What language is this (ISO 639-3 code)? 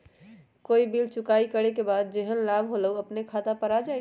mag